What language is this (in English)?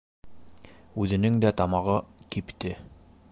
Bashkir